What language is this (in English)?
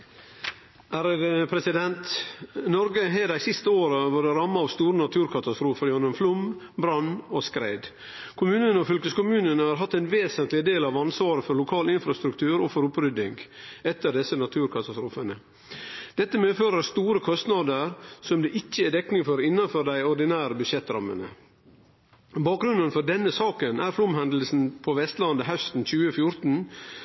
Norwegian